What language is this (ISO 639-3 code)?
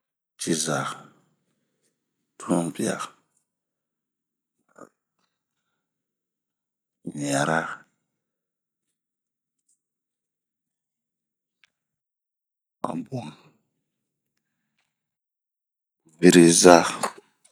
bmq